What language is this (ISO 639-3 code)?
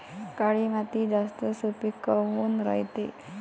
mar